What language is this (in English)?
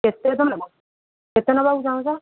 Odia